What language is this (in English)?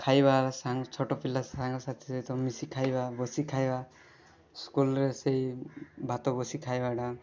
Odia